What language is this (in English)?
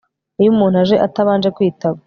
Kinyarwanda